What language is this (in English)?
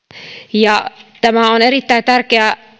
Finnish